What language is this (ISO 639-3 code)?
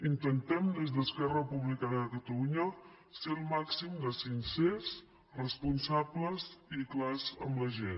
cat